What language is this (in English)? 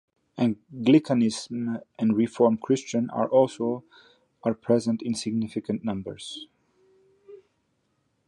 English